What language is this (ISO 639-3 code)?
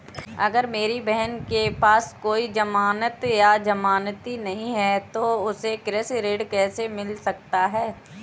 hin